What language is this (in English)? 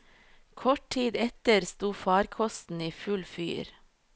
Norwegian